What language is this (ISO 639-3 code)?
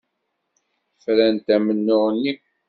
kab